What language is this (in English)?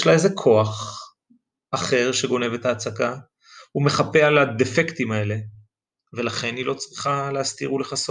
Hebrew